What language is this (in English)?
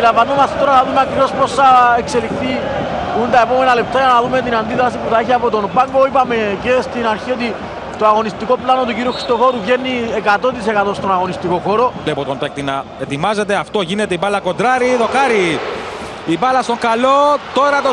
Greek